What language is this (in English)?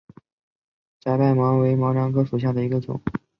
Chinese